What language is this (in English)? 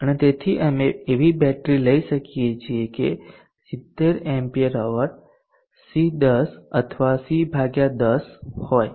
Gujarati